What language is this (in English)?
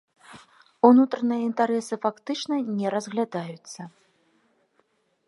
Belarusian